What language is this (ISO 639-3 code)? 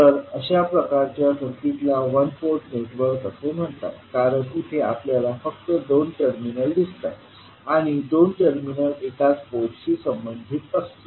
mar